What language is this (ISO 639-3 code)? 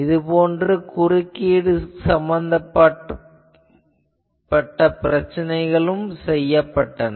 tam